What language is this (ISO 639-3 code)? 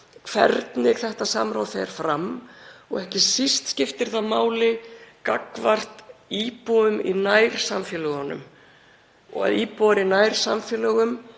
isl